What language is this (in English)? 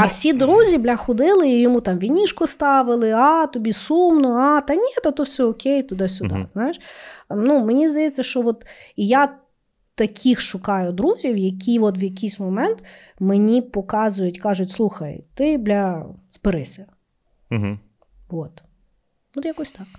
Ukrainian